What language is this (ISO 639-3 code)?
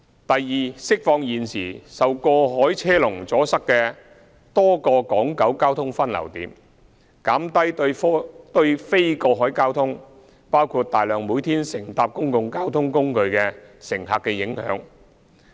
yue